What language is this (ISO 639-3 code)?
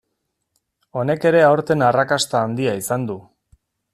eus